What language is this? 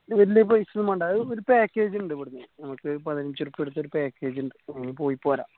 Malayalam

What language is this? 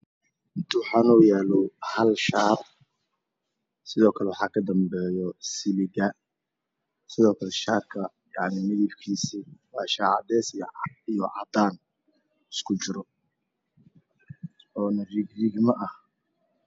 Somali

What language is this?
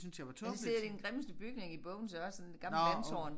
Danish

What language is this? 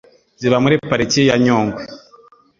Kinyarwanda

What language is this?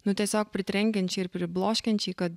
Lithuanian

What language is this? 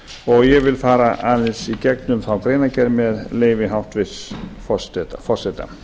Icelandic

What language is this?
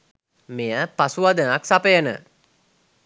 Sinhala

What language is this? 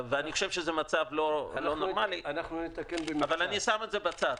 Hebrew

